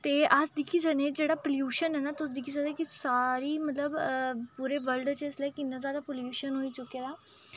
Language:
Dogri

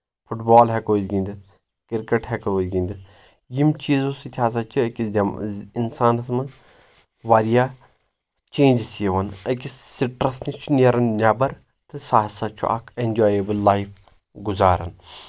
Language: Kashmiri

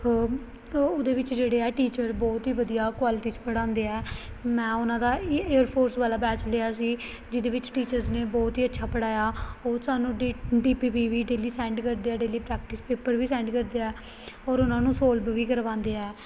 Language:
Punjabi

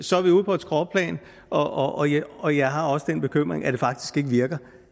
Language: Danish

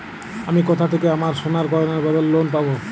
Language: Bangla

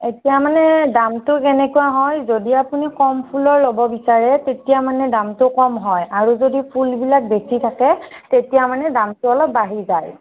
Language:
Assamese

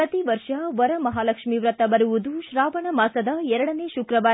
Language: Kannada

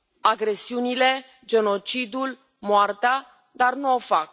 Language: Romanian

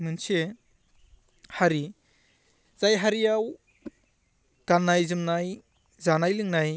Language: Bodo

